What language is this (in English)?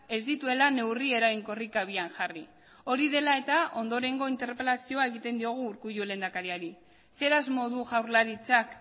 Basque